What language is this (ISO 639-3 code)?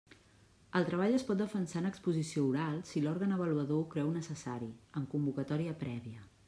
cat